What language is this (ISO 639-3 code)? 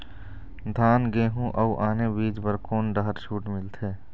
hne